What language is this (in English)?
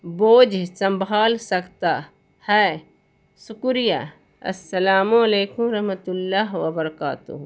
Urdu